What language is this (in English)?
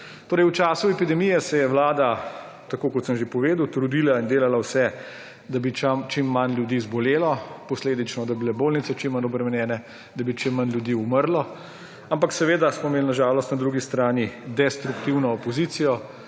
Slovenian